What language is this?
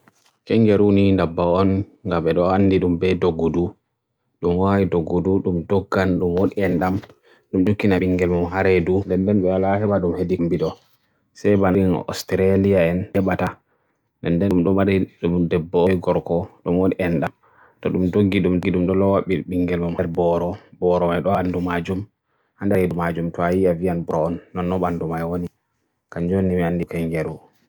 Borgu Fulfulde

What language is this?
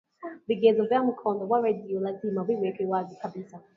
Swahili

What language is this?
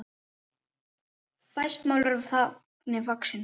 Icelandic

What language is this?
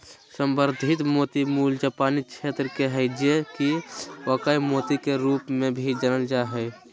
Magahi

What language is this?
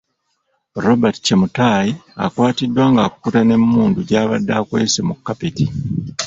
Ganda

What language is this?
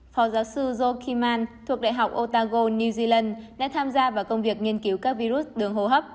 Vietnamese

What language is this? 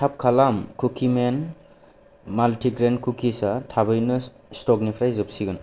Bodo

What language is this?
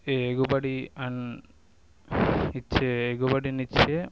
Telugu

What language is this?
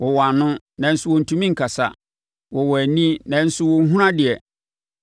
Akan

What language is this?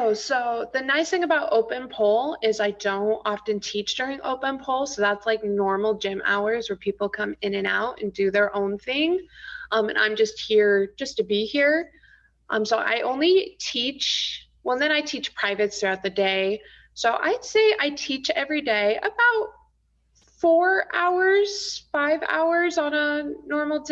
English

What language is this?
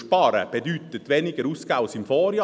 Swiss German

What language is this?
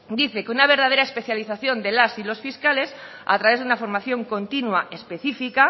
Spanish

